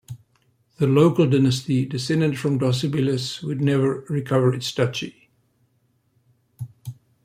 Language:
English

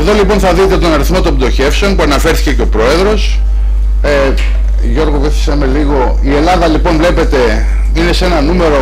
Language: Greek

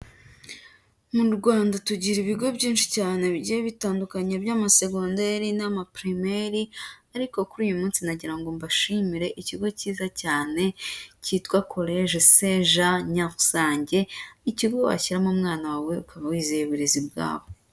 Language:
Kinyarwanda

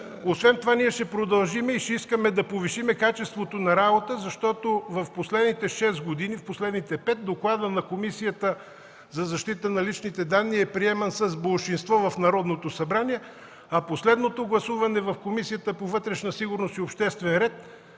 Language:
Bulgarian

